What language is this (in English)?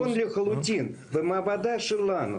Hebrew